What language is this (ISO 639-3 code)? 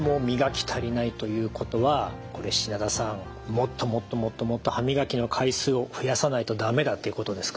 jpn